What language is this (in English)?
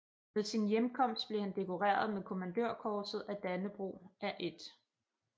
Danish